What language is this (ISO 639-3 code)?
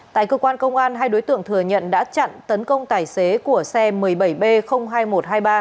vie